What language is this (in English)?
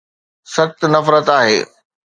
Sindhi